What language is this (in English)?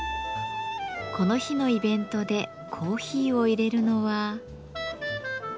Japanese